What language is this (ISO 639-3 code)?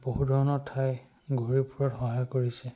asm